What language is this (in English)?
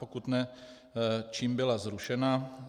Czech